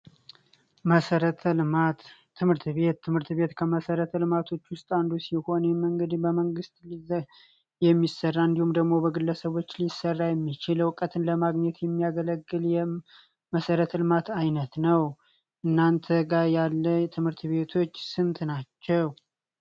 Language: Amharic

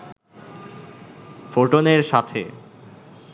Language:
Bangla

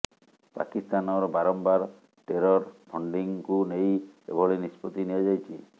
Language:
Odia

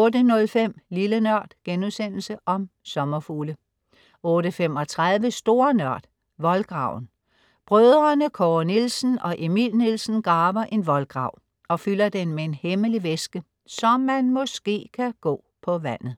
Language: Danish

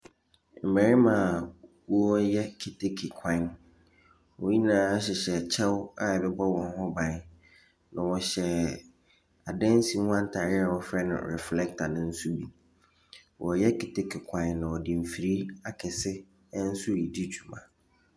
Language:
Akan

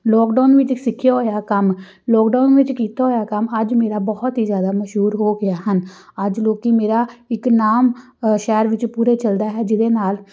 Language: Punjabi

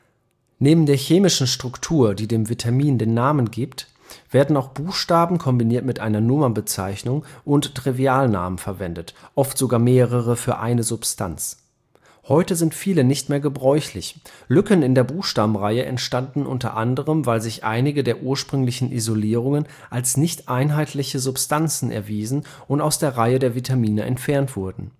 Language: German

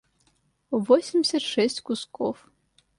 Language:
Russian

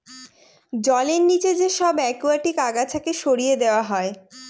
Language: Bangla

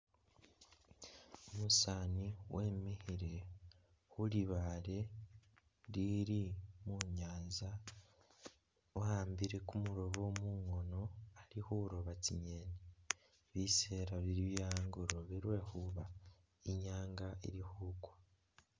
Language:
Masaaba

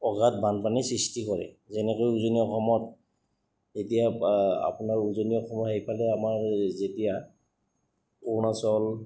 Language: Assamese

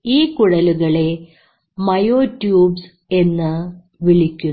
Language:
Malayalam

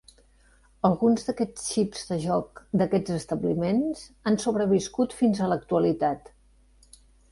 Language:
Catalan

